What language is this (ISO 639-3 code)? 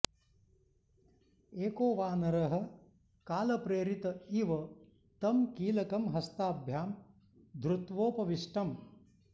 san